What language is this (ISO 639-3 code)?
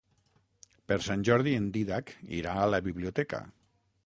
cat